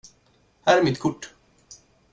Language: Swedish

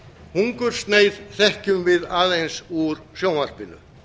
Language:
Icelandic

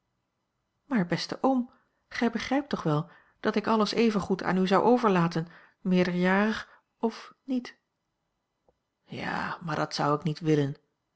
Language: Dutch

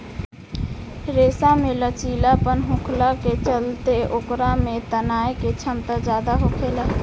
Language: Bhojpuri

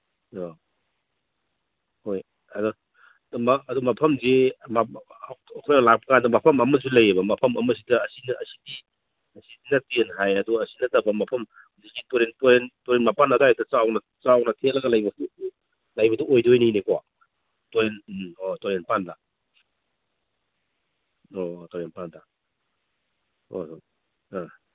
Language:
Manipuri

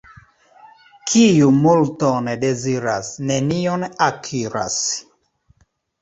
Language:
Esperanto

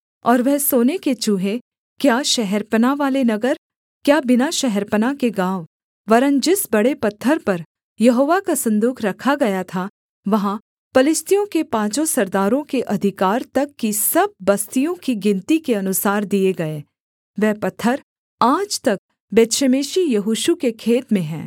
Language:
Hindi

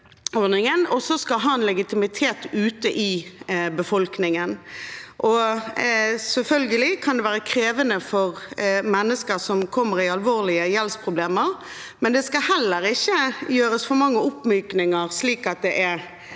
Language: Norwegian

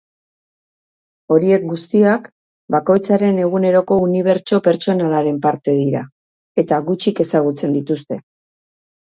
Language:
Basque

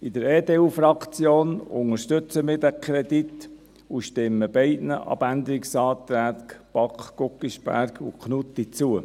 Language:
Swiss German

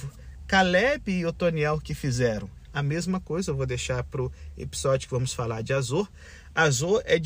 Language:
Portuguese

